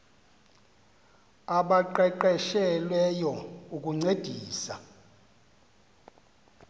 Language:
Xhosa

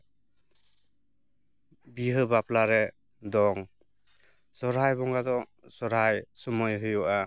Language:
Santali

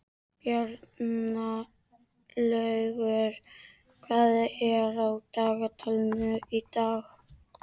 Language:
Icelandic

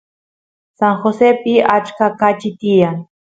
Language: Santiago del Estero Quichua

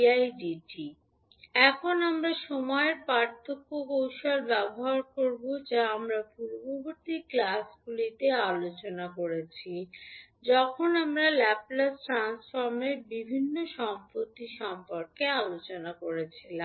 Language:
Bangla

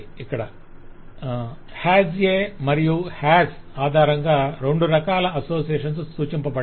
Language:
Telugu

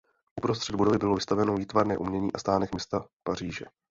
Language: Czech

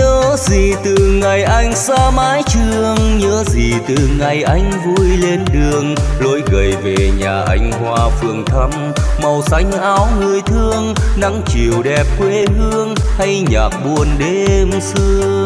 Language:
Vietnamese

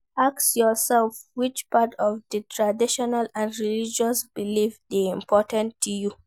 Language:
Nigerian Pidgin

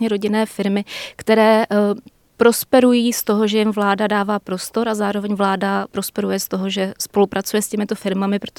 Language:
Czech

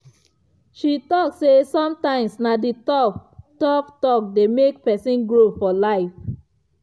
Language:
Nigerian Pidgin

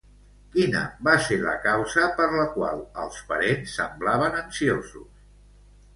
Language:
Catalan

